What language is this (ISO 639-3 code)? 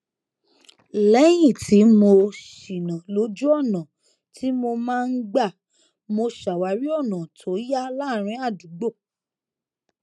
yor